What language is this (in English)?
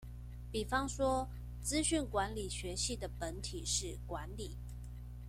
Chinese